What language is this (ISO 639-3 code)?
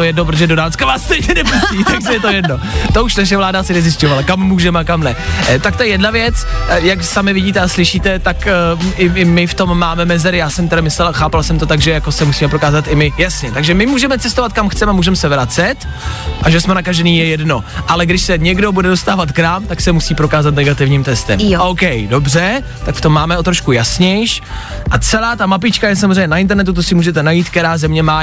ces